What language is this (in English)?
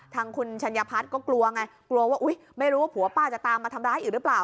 Thai